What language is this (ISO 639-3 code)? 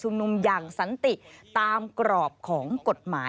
tha